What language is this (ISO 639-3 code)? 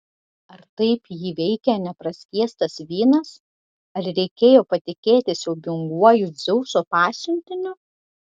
lit